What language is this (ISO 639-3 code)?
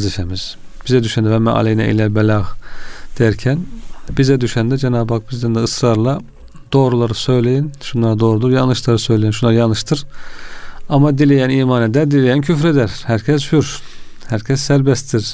tur